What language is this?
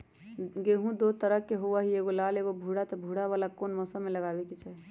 Magahi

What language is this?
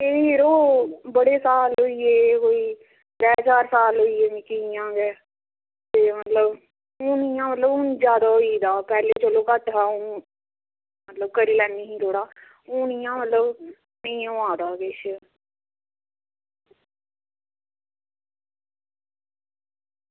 Dogri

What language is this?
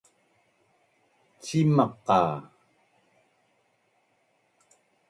Bunun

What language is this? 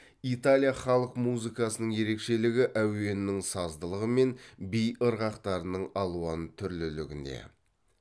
Kazakh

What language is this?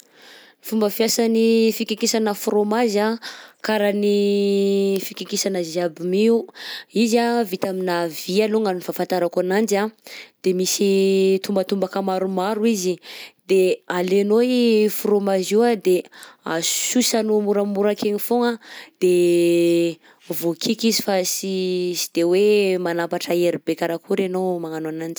Southern Betsimisaraka Malagasy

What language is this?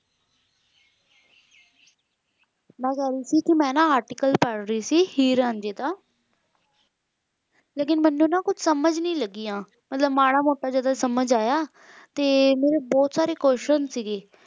Punjabi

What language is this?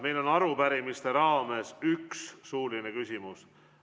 Estonian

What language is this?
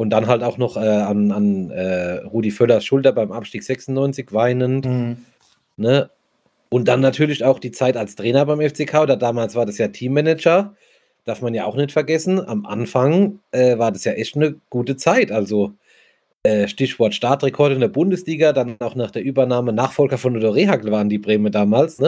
German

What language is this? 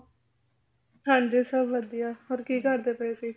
Punjabi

